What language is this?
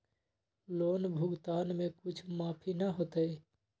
Magahi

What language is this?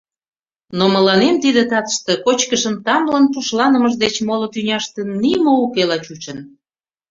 Mari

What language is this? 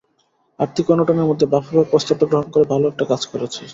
Bangla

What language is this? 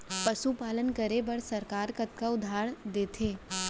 Chhattisgarhi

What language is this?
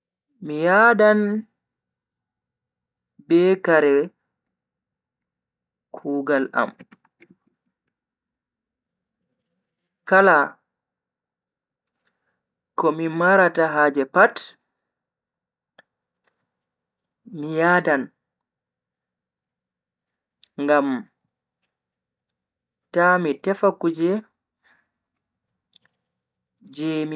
Bagirmi Fulfulde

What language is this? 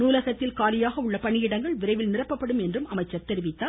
Tamil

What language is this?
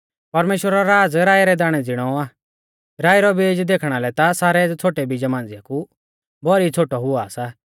Mahasu Pahari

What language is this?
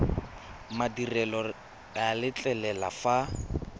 Tswana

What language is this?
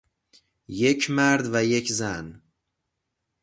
Persian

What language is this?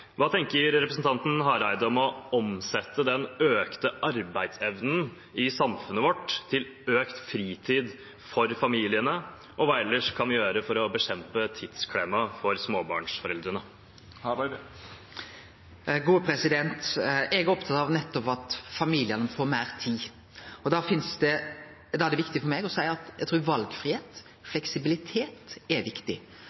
Norwegian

